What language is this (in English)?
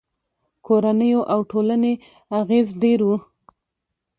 Pashto